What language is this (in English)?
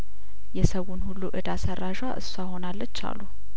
Amharic